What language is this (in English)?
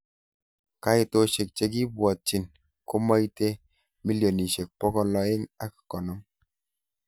Kalenjin